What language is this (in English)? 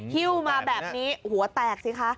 Thai